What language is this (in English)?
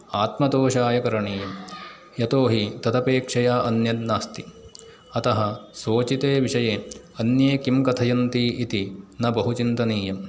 Sanskrit